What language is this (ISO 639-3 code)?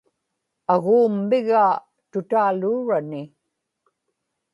ipk